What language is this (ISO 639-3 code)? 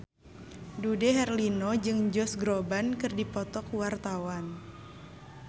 sun